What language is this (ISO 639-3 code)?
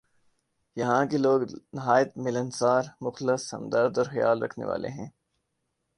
urd